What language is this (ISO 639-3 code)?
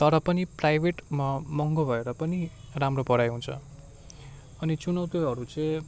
nep